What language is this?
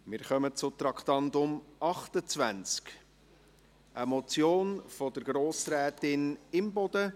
Swiss German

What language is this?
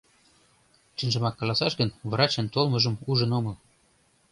Mari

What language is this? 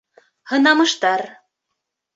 Bashkir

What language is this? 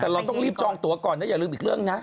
Thai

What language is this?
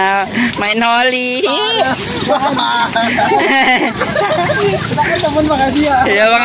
Indonesian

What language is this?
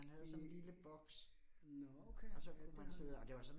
Danish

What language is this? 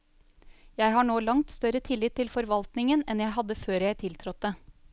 Norwegian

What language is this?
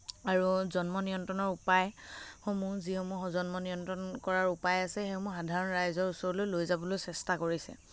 Assamese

